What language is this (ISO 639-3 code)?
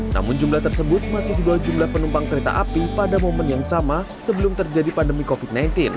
ind